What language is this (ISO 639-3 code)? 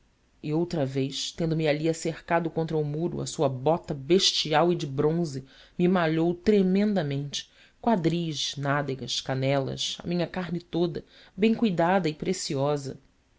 por